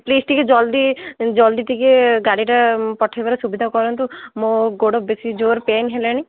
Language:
Odia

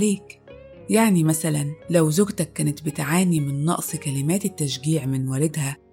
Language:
Arabic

